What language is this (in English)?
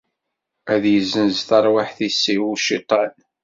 Kabyle